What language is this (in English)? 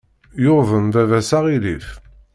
Kabyle